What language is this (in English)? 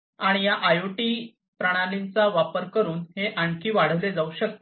Marathi